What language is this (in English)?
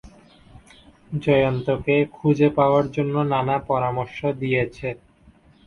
Bangla